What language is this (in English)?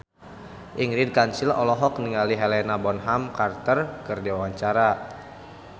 Sundanese